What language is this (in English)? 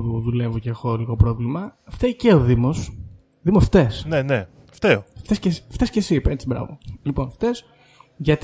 Greek